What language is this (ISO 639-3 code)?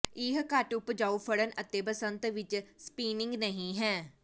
pan